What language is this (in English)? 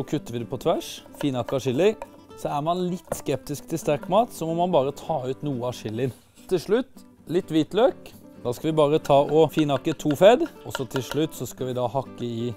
French